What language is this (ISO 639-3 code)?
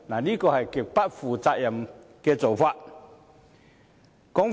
yue